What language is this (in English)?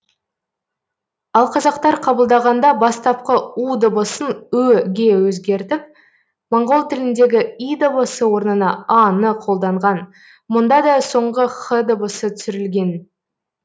Kazakh